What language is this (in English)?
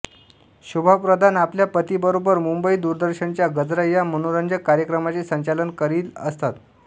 Marathi